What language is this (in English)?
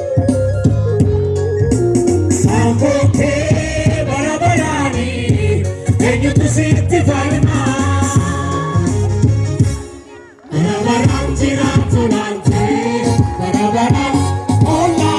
Amharic